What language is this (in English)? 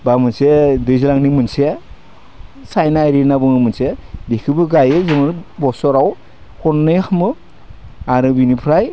Bodo